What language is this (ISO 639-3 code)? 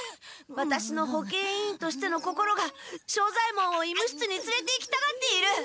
jpn